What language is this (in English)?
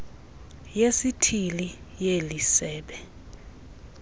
Xhosa